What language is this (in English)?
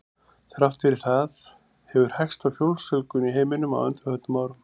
Icelandic